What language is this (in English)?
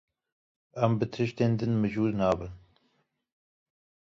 Kurdish